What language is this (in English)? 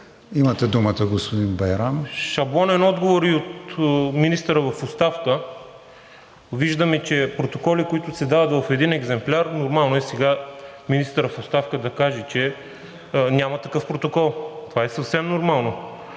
Bulgarian